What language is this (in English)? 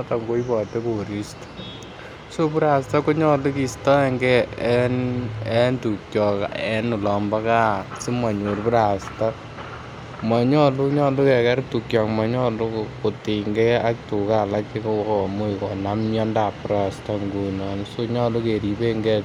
Kalenjin